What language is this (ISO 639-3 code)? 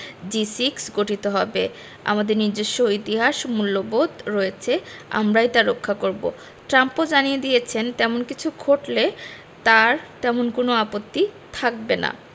ben